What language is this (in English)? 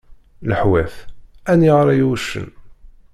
Kabyle